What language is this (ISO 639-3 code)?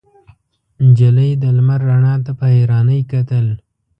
pus